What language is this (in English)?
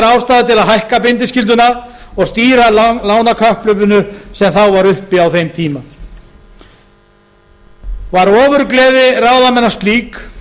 Icelandic